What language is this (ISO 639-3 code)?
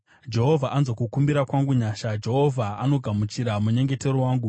sna